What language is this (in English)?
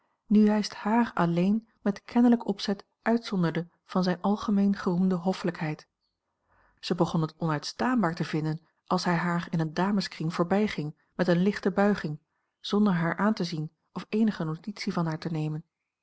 Dutch